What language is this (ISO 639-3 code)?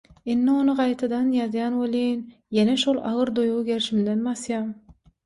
tuk